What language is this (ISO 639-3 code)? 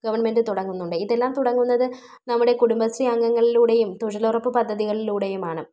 mal